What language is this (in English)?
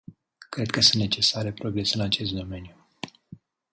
Romanian